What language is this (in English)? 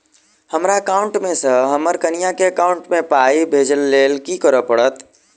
Maithili